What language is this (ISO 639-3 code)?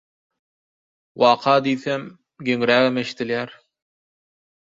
tuk